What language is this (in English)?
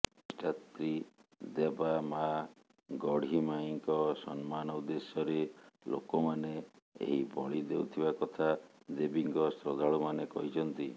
Odia